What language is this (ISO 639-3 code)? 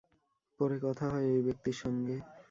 ben